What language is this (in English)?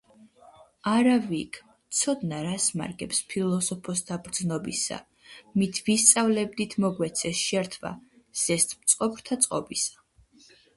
Georgian